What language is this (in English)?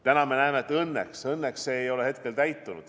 Estonian